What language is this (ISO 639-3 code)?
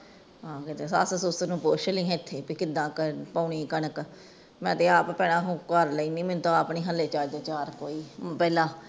pan